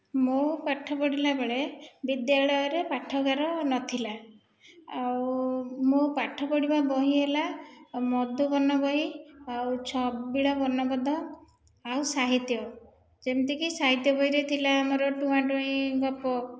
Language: Odia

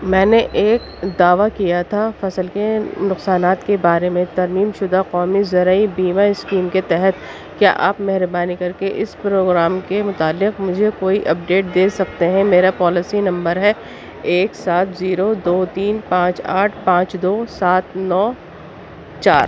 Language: Urdu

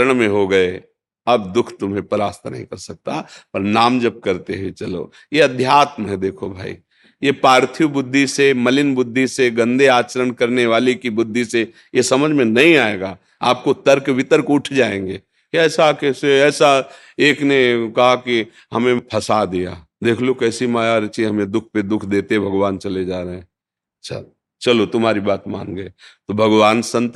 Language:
Hindi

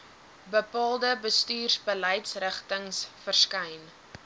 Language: Afrikaans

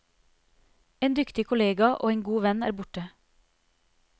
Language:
Norwegian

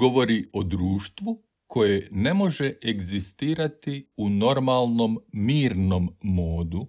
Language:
Croatian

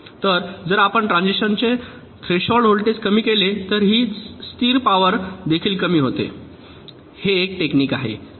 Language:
Marathi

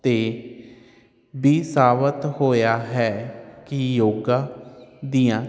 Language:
Punjabi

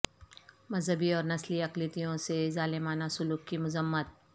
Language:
Urdu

